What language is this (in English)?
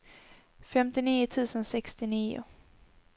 Swedish